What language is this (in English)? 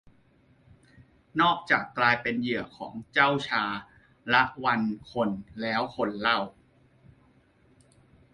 Thai